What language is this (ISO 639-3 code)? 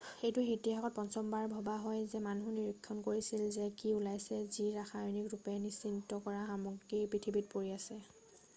asm